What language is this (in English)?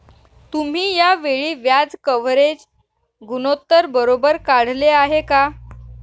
Marathi